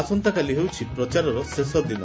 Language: Odia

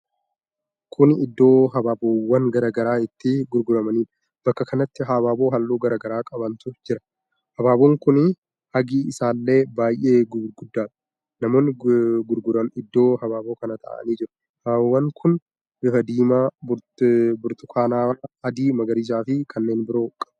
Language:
Oromo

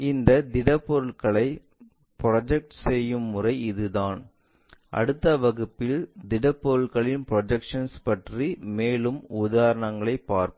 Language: Tamil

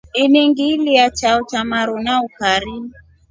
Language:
Rombo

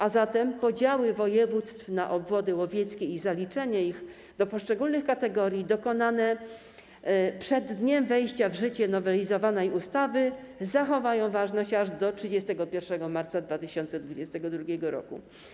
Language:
Polish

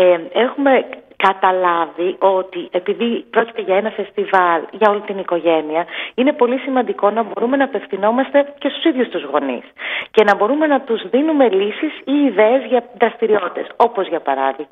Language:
Greek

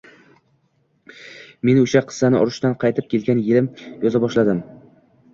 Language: Uzbek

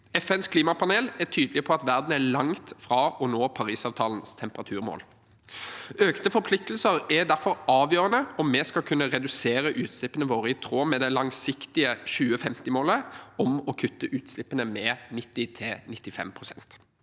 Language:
Norwegian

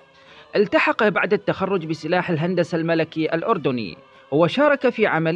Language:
Arabic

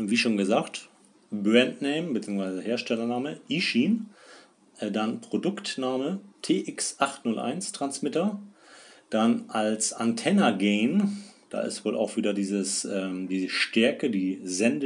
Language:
German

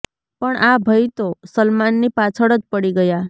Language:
Gujarati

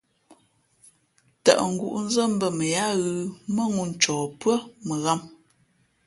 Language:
Fe'fe'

